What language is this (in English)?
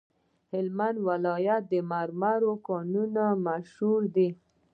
Pashto